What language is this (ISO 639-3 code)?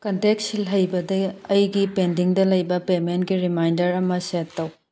mni